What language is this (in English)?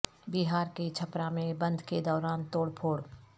Urdu